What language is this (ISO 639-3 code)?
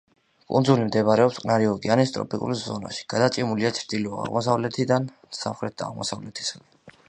kat